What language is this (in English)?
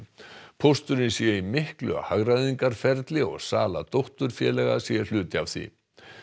Icelandic